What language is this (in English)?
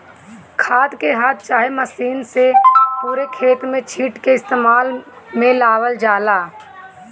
Bhojpuri